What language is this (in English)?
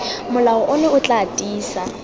Tswana